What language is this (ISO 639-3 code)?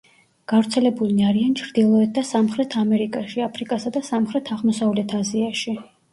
kat